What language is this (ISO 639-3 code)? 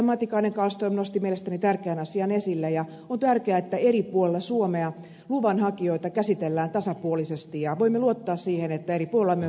fin